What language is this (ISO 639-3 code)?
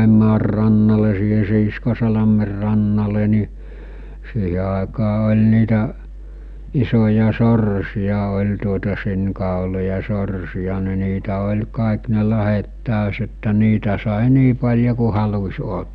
fin